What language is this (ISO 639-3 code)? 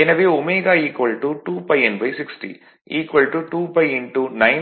tam